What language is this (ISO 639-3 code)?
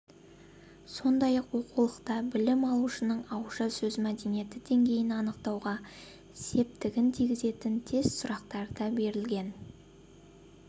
kaz